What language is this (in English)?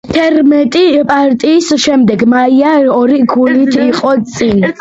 Georgian